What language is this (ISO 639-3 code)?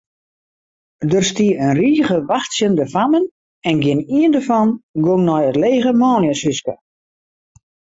fry